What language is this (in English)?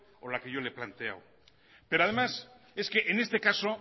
Spanish